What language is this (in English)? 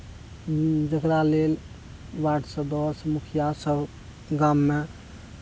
Maithili